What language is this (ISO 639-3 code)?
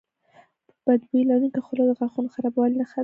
pus